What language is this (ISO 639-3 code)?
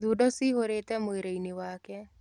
kik